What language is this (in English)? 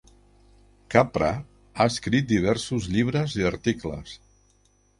Catalan